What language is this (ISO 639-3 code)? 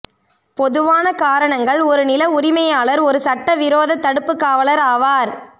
tam